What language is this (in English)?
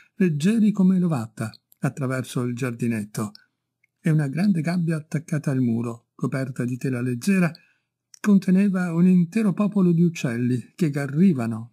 Italian